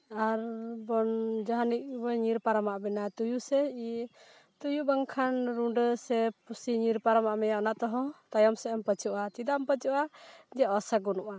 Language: Santali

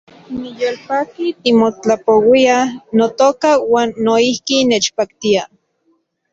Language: Central Puebla Nahuatl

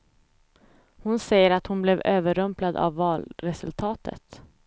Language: Swedish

